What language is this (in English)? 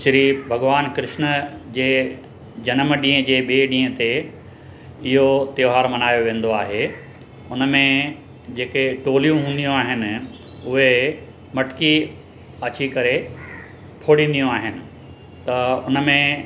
Sindhi